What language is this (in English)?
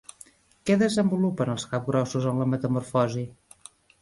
Catalan